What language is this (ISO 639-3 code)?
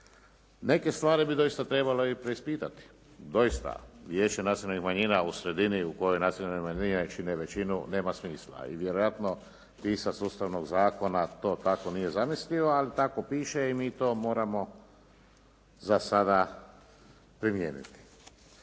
hrv